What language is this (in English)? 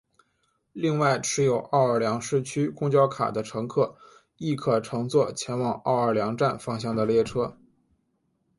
Chinese